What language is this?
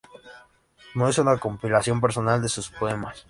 Spanish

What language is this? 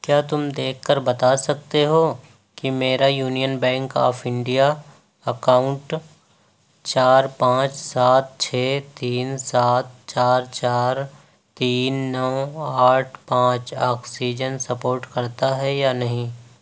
Urdu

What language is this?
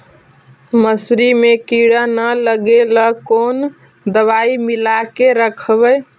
Magahi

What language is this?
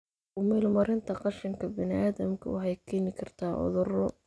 Somali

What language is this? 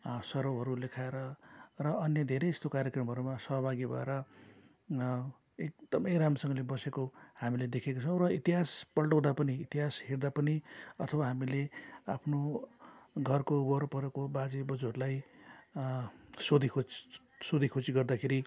Nepali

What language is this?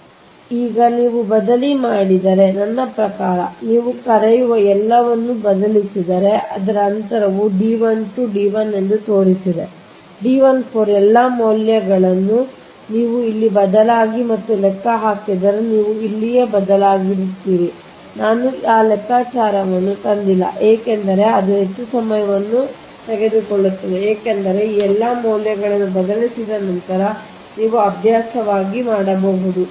Kannada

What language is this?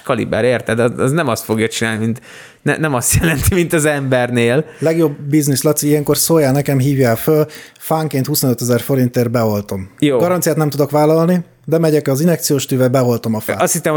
Hungarian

